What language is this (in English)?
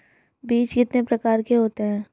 Hindi